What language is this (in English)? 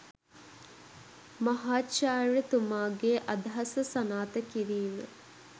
Sinhala